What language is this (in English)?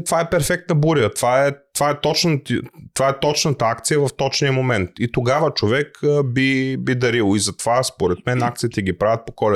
Bulgarian